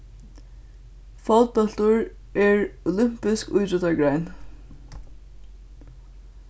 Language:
Faroese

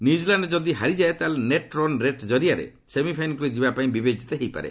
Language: Odia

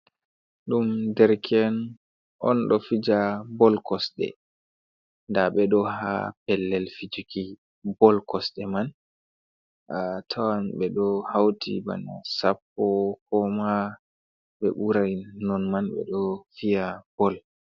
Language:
Fula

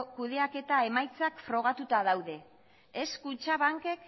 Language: Basque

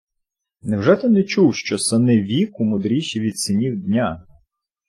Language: Ukrainian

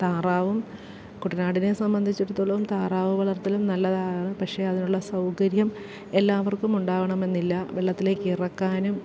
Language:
Malayalam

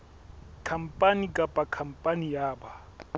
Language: Southern Sotho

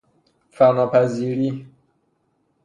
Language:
Persian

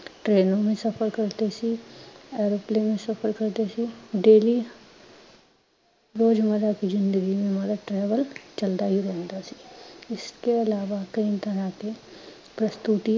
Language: Punjabi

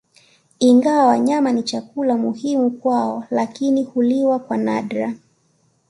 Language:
Swahili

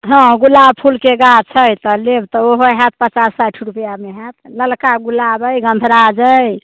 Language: Maithili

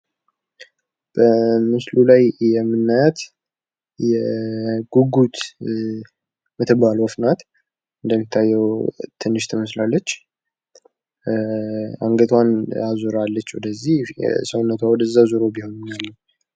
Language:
Amharic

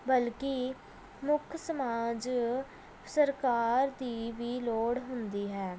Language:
Punjabi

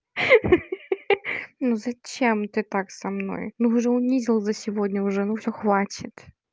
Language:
Russian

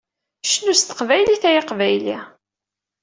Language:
Kabyle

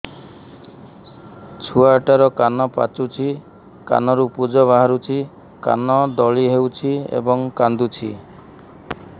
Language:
Odia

